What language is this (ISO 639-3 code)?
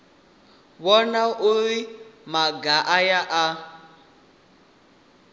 ven